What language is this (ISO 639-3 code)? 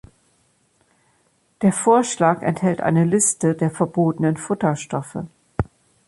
deu